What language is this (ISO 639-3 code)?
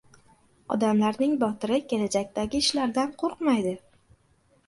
uzb